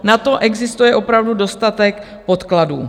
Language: Czech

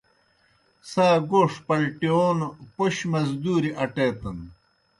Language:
Kohistani Shina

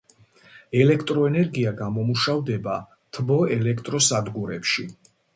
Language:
Georgian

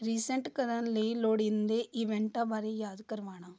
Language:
Punjabi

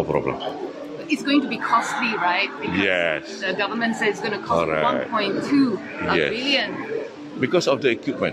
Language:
Malay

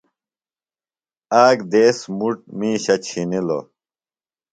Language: Phalura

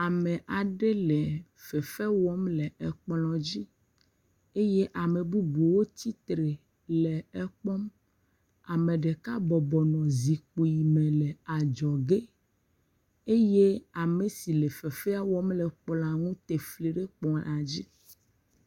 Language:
Ewe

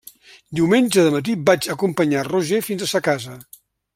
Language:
Catalan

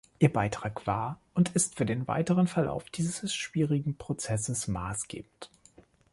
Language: German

